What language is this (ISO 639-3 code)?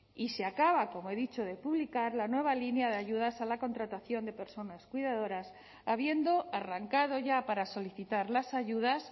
spa